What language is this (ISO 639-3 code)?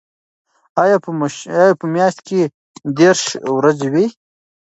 pus